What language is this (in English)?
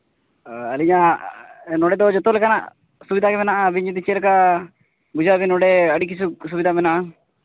Santali